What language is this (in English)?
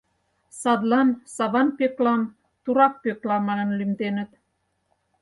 Mari